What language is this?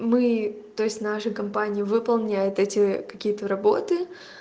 Russian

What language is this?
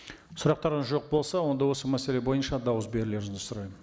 Kazakh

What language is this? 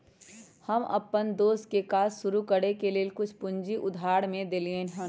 Magahi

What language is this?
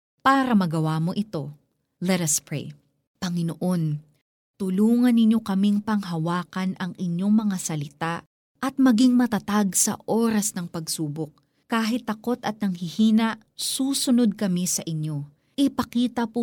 Filipino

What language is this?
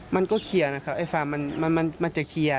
Thai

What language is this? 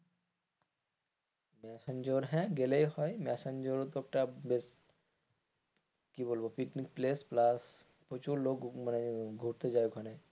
Bangla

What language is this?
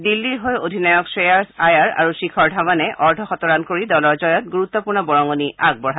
Assamese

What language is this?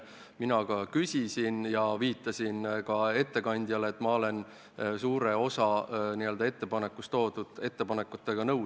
Estonian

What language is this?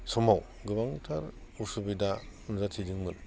Bodo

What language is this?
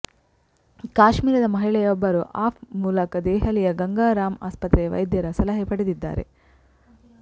Kannada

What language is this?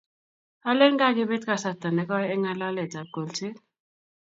Kalenjin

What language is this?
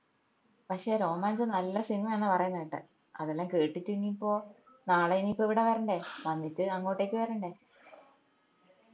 Malayalam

